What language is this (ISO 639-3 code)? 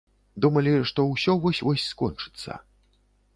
bel